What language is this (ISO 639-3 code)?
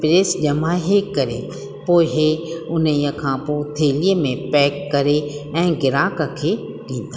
snd